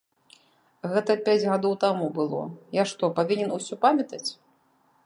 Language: Belarusian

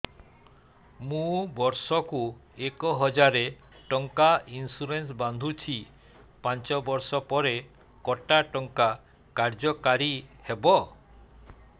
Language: Odia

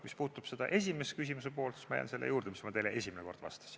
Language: Estonian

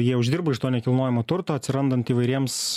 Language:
Lithuanian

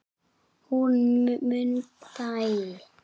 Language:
Icelandic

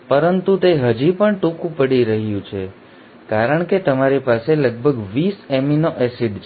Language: Gujarati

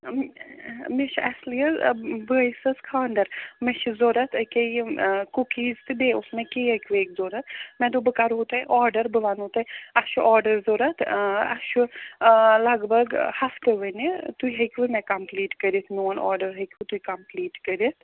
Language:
Kashmiri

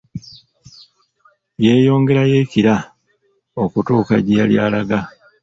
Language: Ganda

